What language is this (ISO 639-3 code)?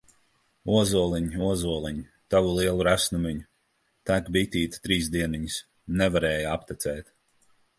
lav